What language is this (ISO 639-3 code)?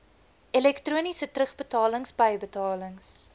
afr